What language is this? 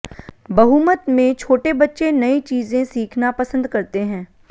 Hindi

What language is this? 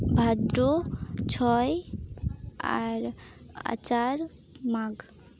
Santali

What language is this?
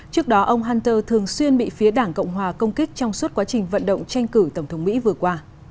Vietnamese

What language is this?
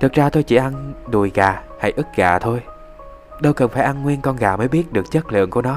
Vietnamese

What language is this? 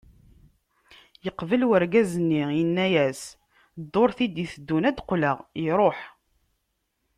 Kabyle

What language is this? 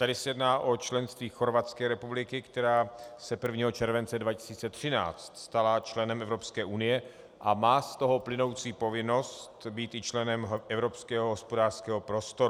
Czech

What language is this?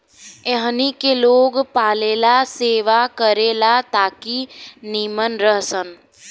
Bhojpuri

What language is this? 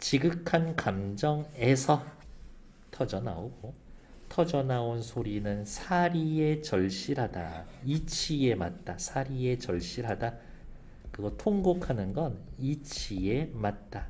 Korean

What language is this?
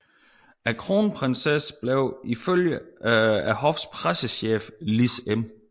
Danish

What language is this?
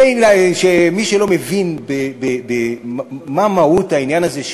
Hebrew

